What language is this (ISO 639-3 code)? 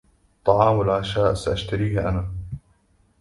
ara